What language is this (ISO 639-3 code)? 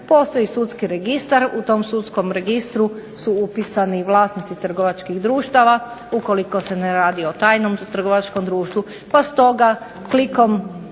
hrv